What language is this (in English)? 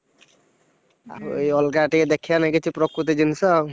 Odia